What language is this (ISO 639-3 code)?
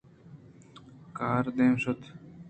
bgp